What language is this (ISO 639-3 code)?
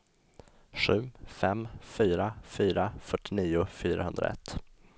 swe